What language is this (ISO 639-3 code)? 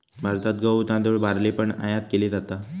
mar